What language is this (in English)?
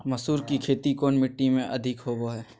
Magahi